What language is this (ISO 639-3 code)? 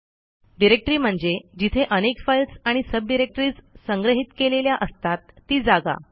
mar